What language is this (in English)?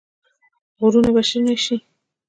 Pashto